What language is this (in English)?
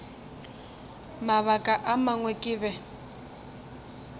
Northern Sotho